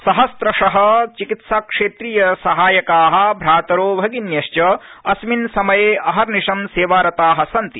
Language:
Sanskrit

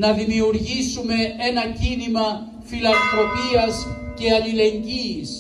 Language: Greek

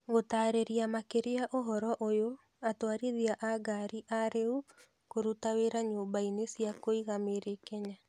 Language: Kikuyu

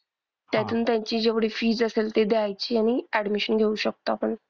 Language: Marathi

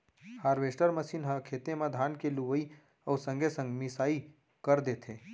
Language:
Chhattisgarhi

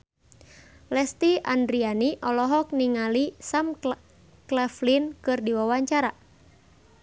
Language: Sundanese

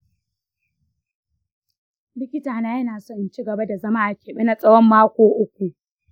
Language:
Hausa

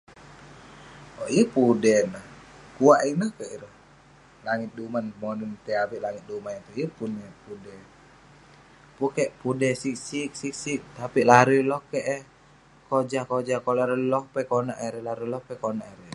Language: Western Penan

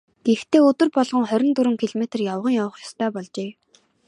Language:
Mongolian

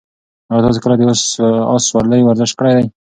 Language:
Pashto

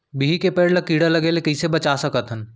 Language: Chhattisgarhi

